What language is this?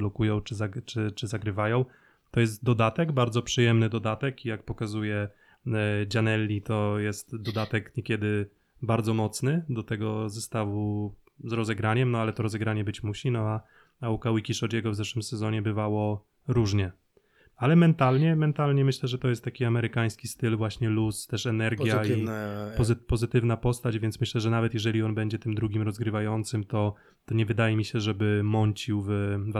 Polish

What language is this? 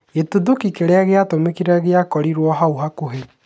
Kikuyu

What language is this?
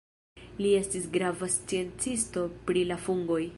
Esperanto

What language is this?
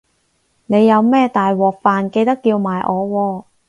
Cantonese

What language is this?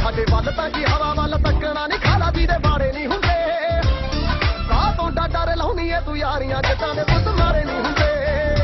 Arabic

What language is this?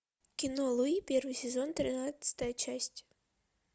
Russian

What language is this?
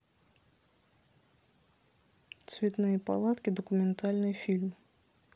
Russian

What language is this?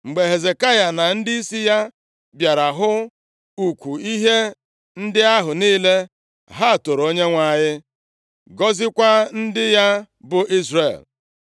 Igbo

